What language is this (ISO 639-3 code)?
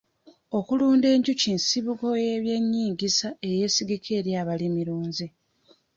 lug